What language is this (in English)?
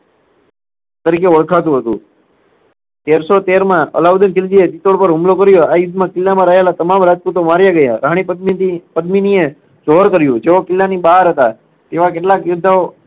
Gujarati